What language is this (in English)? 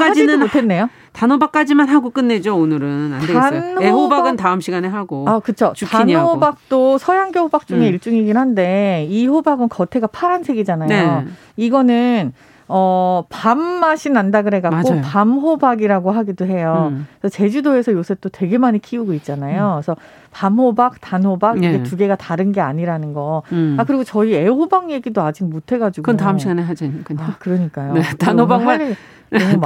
Korean